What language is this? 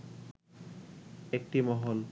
Bangla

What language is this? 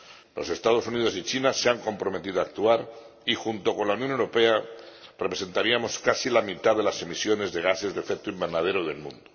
Spanish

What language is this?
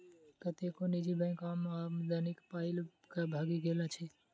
Maithili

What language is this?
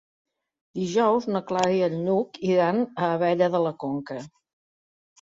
Catalan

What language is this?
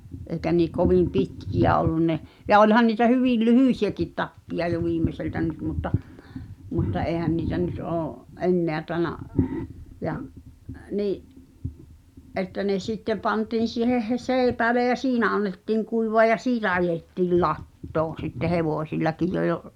Finnish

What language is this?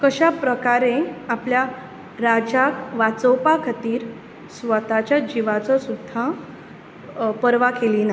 Konkani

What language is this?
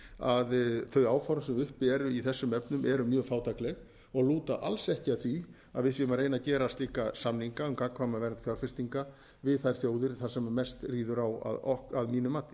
Icelandic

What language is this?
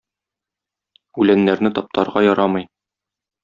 Tatar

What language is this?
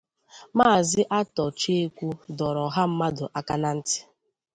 Igbo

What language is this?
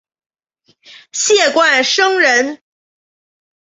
Chinese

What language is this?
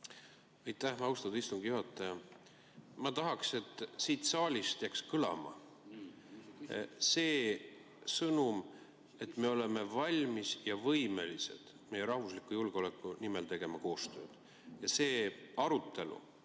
Estonian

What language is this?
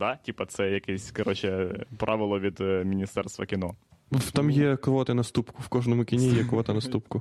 Ukrainian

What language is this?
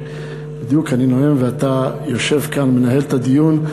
Hebrew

